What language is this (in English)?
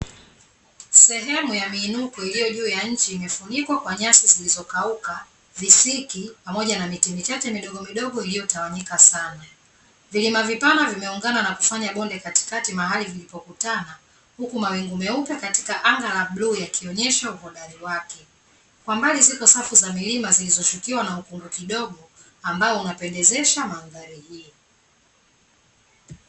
Swahili